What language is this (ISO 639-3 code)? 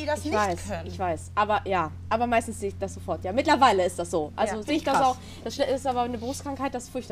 deu